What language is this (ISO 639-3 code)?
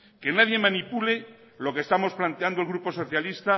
spa